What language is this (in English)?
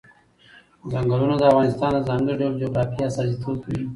Pashto